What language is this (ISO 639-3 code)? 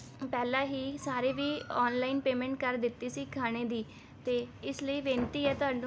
pan